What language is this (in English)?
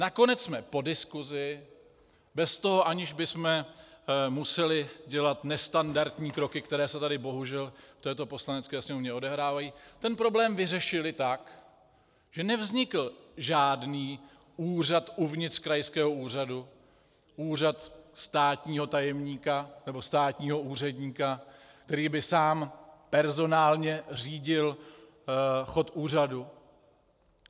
Czech